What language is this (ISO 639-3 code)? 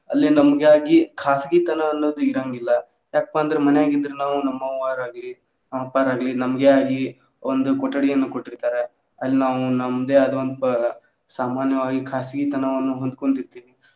kan